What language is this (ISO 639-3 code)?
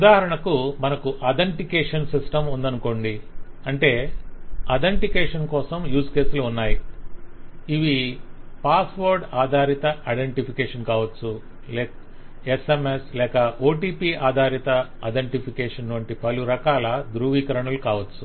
tel